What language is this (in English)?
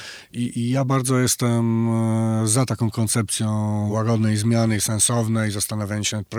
Polish